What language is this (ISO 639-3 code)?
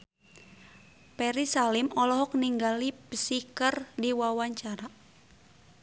sun